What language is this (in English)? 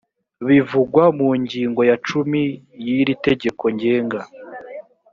Kinyarwanda